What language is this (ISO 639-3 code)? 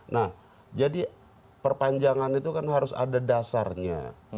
ind